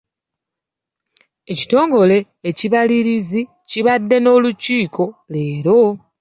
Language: Ganda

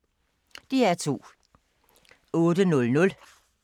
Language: Danish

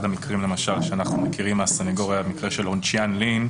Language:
Hebrew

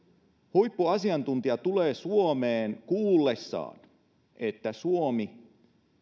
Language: Finnish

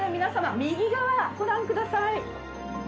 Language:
Japanese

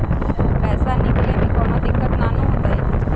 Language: Magahi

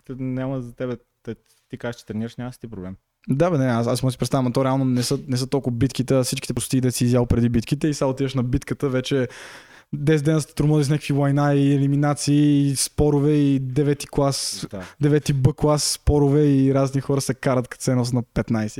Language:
Bulgarian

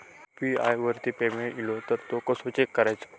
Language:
Marathi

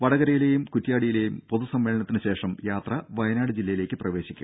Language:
Malayalam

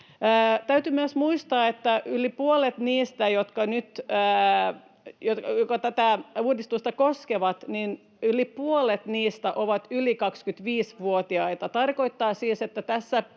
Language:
Finnish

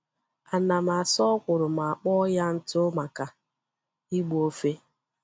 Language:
Igbo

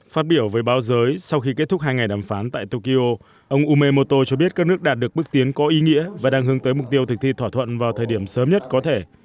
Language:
Vietnamese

